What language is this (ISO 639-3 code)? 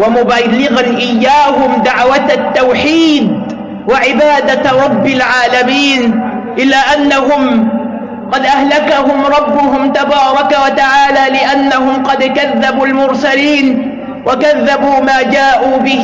ara